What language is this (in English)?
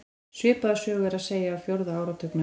Icelandic